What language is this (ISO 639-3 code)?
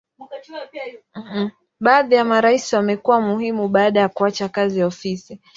swa